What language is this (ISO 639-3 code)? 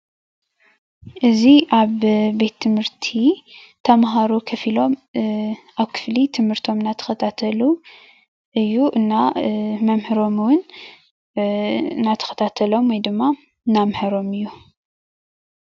tir